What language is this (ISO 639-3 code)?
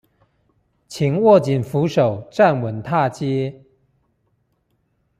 zho